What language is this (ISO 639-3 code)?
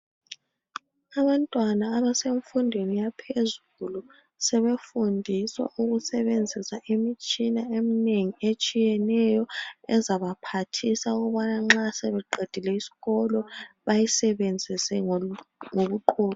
nde